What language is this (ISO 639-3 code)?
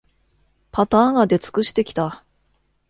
jpn